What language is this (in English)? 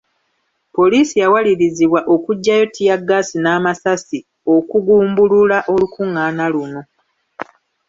Ganda